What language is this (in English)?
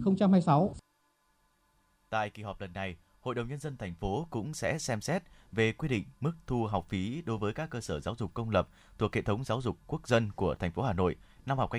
Vietnamese